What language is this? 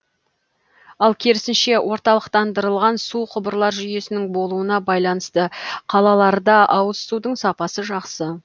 Kazakh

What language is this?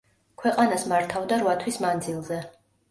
Georgian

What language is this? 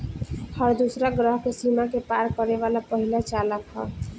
Bhojpuri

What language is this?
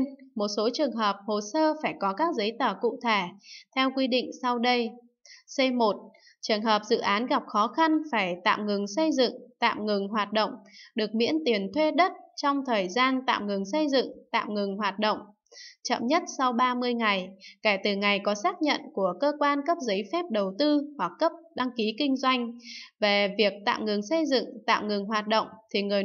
Vietnamese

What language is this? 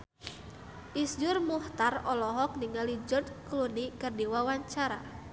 Sundanese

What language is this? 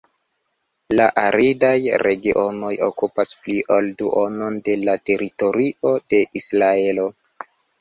Esperanto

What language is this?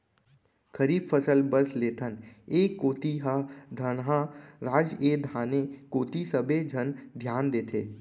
Chhattisgarhi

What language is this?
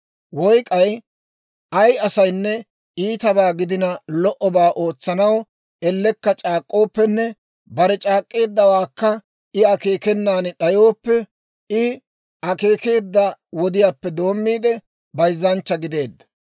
Dawro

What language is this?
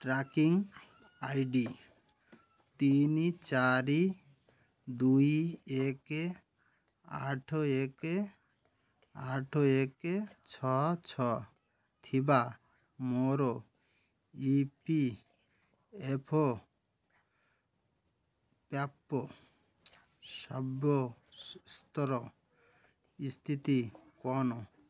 Odia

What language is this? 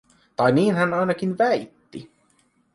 Finnish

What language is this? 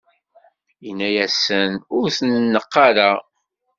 Kabyle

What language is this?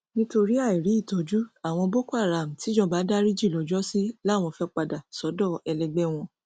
Yoruba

